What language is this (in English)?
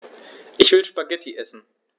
German